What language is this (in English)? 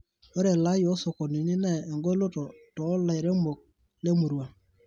Masai